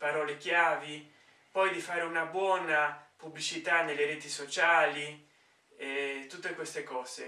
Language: Italian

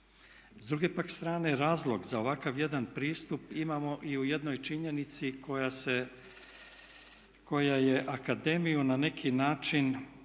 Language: Croatian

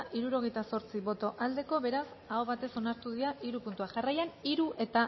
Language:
Basque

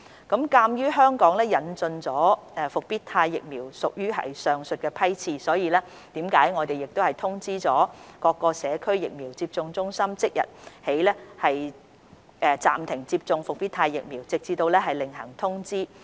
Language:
Cantonese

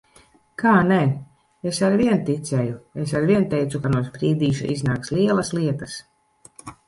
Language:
Latvian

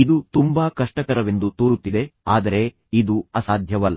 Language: Kannada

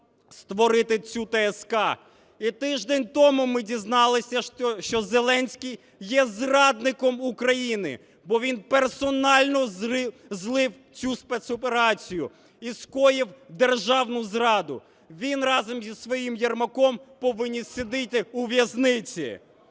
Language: Ukrainian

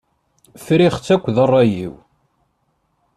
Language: Kabyle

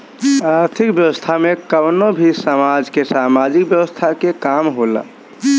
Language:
Bhojpuri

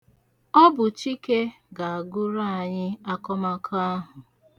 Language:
Igbo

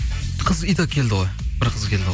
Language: Kazakh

